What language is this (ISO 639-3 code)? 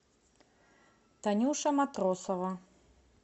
rus